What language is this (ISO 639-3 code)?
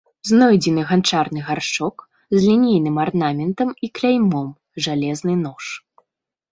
bel